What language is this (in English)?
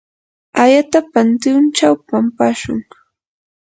Yanahuanca Pasco Quechua